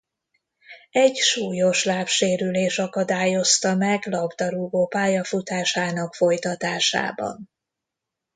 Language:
Hungarian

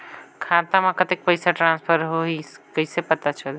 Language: Chhattisgarhi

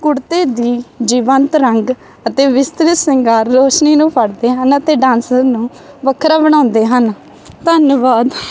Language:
Punjabi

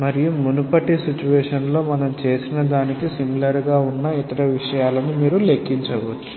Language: Telugu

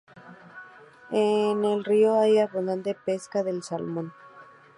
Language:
Spanish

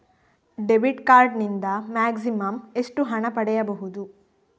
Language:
Kannada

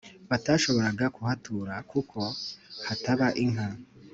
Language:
Kinyarwanda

